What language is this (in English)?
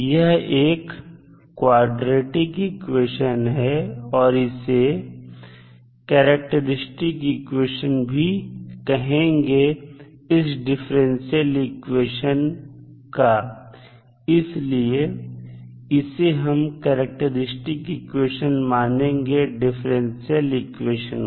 Hindi